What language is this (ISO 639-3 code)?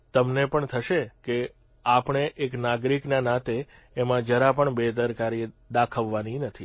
guj